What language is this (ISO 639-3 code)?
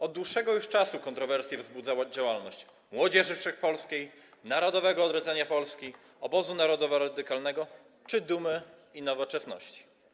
pol